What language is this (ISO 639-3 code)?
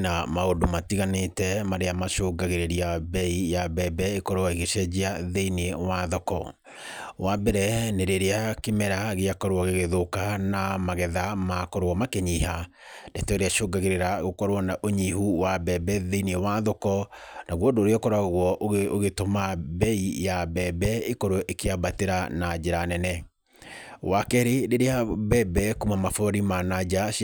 kik